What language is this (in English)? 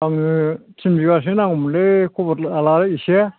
Bodo